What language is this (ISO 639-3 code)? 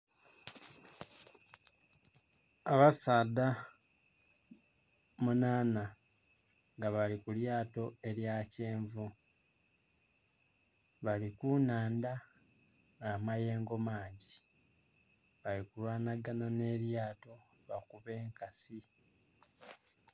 xog